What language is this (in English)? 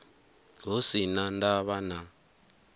Venda